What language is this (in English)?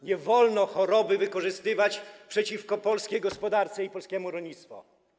Polish